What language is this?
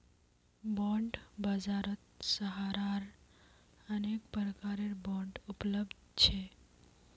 Magahi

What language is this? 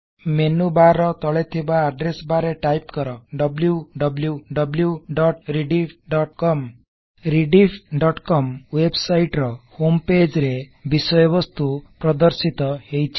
Odia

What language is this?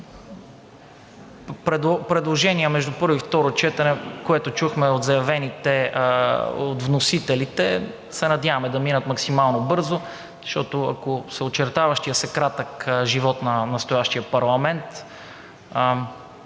Bulgarian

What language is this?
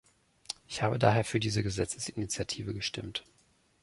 German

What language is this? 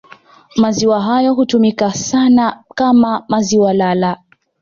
Swahili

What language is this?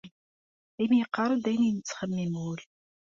Kabyle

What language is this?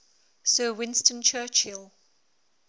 English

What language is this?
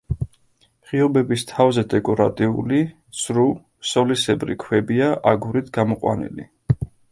Georgian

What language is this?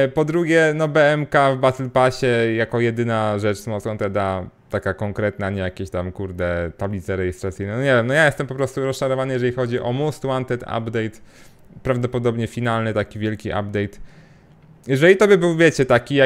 Polish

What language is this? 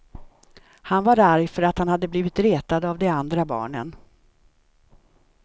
Swedish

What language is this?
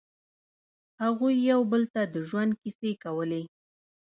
Pashto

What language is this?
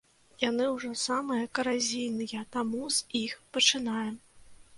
Belarusian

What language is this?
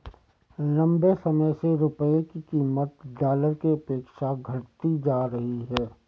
Hindi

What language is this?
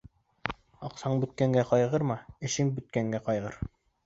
Bashkir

